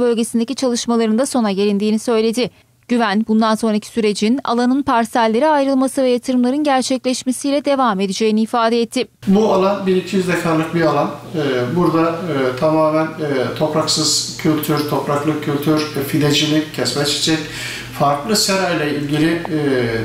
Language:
Turkish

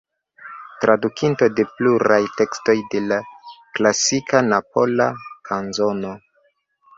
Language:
Esperanto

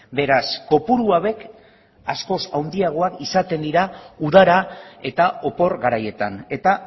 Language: Basque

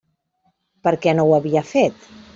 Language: Catalan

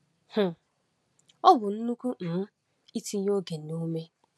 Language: Igbo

